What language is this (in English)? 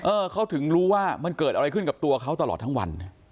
Thai